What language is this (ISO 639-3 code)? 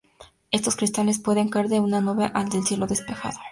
spa